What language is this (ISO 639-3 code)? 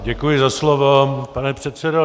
ces